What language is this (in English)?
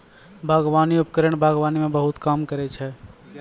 Maithili